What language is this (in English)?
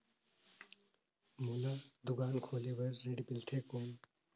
Chhattisgarhi